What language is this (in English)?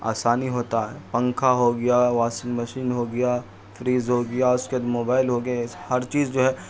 Urdu